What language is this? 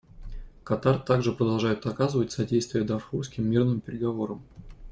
Russian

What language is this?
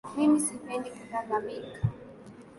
Swahili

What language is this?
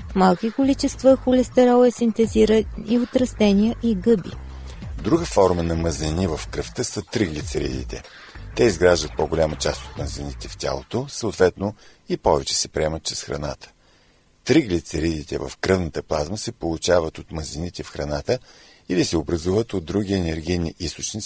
Bulgarian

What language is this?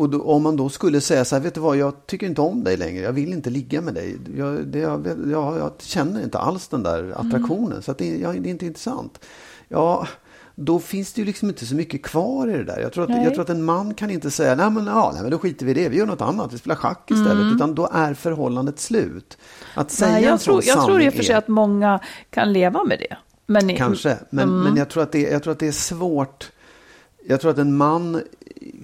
Swedish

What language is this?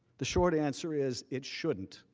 English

